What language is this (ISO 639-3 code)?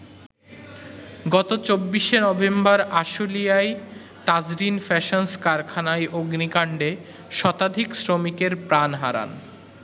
ben